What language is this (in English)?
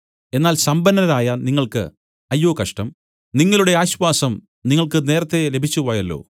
Malayalam